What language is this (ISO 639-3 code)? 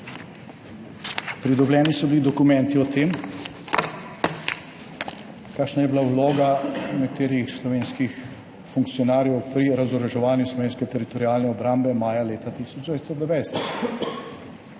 slv